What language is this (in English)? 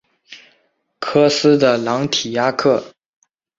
Chinese